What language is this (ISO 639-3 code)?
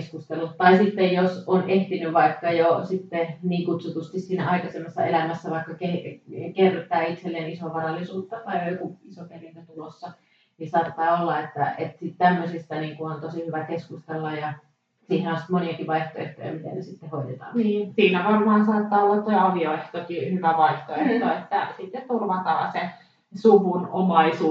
fin